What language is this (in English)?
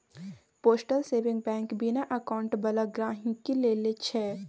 Maithili